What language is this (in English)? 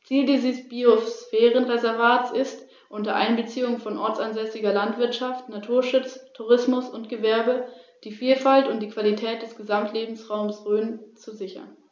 German